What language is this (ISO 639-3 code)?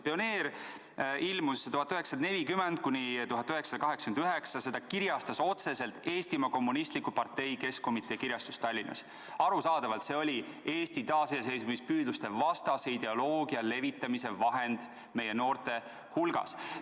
est